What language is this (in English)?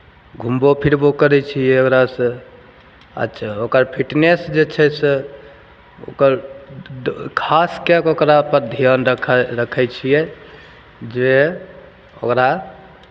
Maithili